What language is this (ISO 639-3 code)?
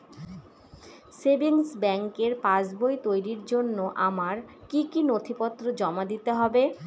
ben